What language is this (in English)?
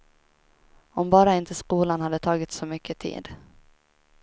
Swedish